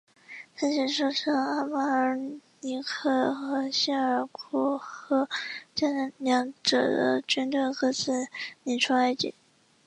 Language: Chinese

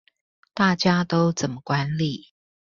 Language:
Chinese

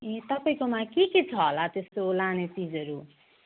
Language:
Nepali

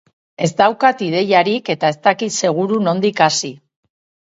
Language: Basque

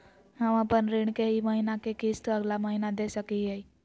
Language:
Magahi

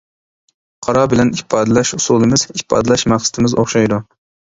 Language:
Uyghur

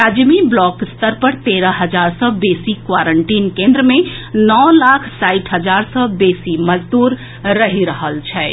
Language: Maithili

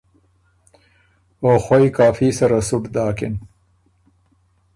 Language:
Ormuri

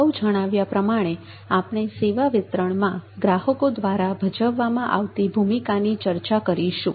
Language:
Gujarati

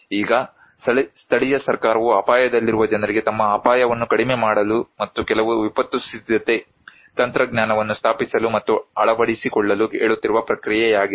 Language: Kannada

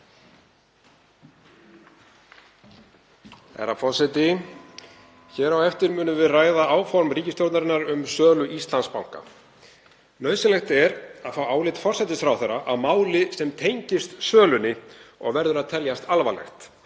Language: Icelandic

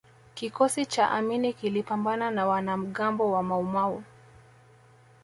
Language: Swahili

